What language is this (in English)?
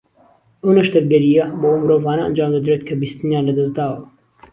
Central Kurdish